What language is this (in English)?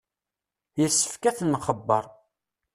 Kabyle